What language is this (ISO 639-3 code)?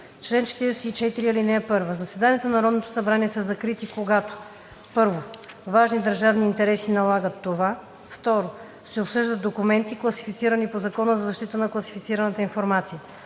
bul